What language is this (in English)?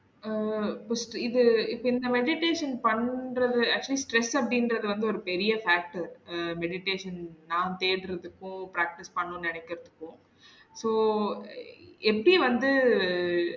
Tamil